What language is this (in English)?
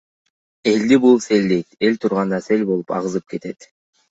Kyrgyz